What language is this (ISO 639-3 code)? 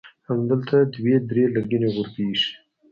pus